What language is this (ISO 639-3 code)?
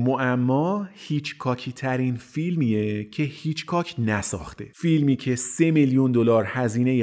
fas